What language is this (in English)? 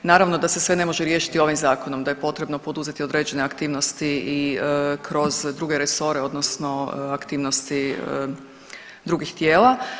Croatian